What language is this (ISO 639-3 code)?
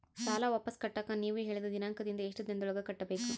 kan